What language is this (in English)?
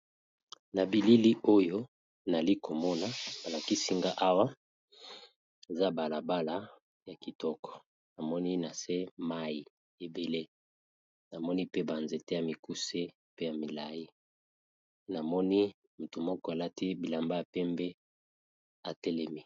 Lingala